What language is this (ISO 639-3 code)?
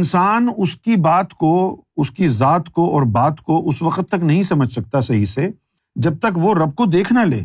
urd